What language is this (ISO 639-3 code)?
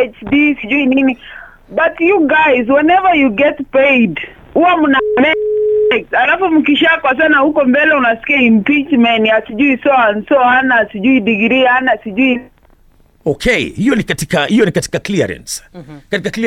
swa